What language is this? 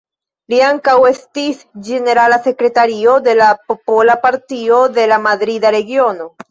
Esperanto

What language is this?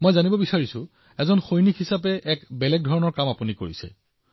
Assamese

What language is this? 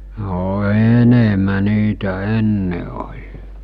Finnish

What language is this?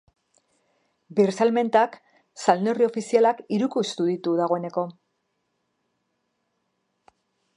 Basque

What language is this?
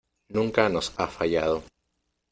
Spanish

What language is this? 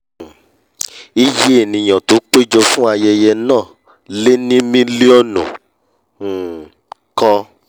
Yoruba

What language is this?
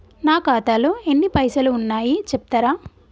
Telugu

